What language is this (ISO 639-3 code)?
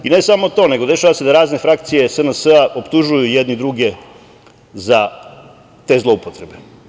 srp